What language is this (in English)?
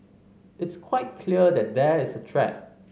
English